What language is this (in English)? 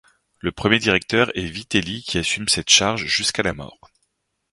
French